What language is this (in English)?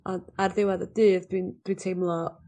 Welsh